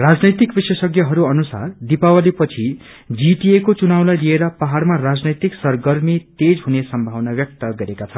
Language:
Nepali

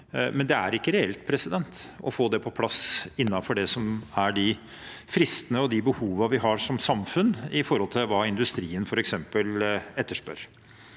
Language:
Norwegian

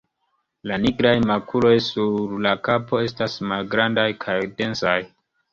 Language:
Esperanto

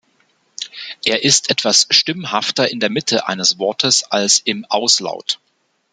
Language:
German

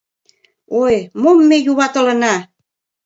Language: Mari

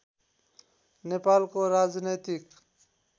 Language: Nepali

